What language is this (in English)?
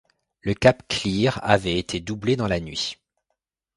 French